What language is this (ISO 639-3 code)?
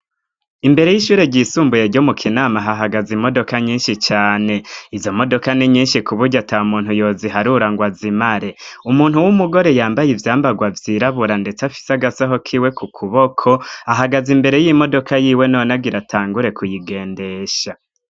run